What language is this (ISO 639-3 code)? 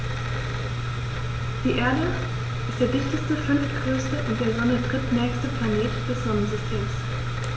deu